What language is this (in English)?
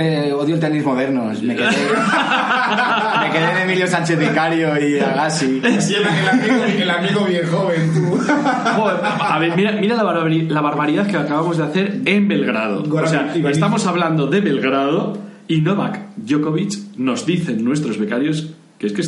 Spanish